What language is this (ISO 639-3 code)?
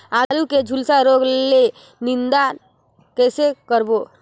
hne